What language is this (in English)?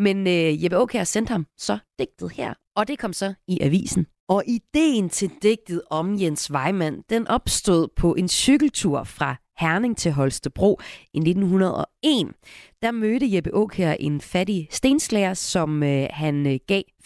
Danish